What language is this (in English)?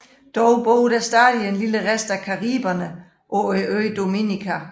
Danish